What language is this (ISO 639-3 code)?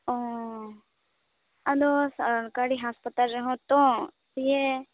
sat